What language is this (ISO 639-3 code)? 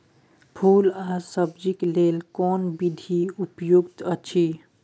mai